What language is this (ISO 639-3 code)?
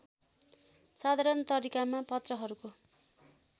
nep